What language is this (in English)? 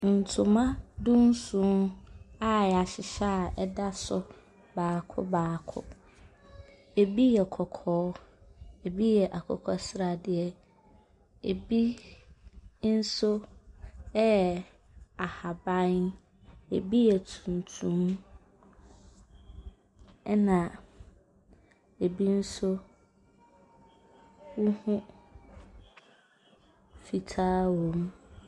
Akan